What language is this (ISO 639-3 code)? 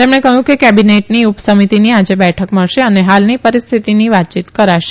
guj